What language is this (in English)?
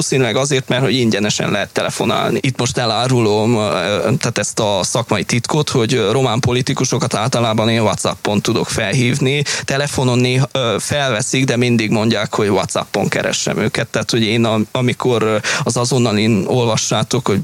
Hungarian